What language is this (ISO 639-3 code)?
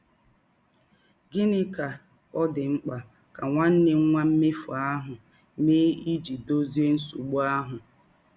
ibo